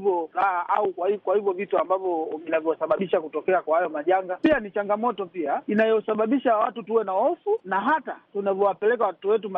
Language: Swahili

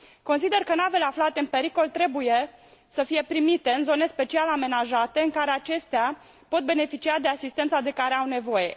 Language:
Romanian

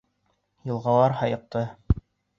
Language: Bashkir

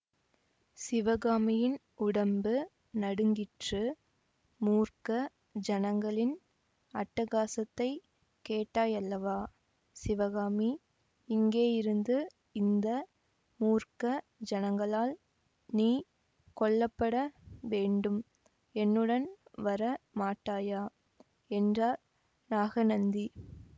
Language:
Tamil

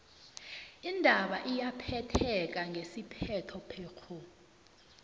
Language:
South Ndebele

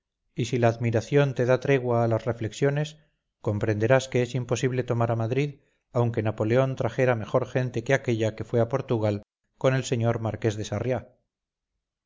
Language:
Spanish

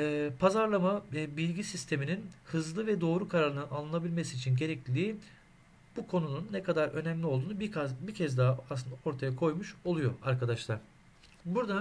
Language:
Turkish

